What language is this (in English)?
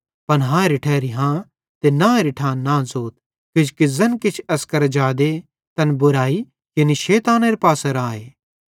Bhadrawahi